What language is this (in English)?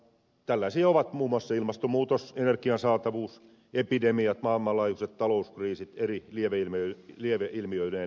Finnish